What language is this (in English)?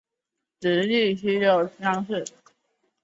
Chinese